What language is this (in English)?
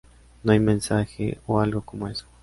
Spanish